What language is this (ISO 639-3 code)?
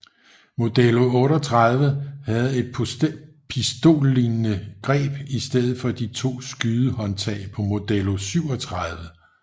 dan